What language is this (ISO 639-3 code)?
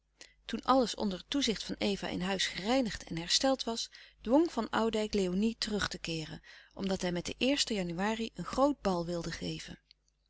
nld